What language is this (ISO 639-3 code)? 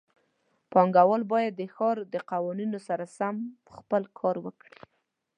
pus